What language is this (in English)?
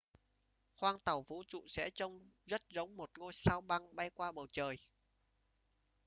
Vietnamese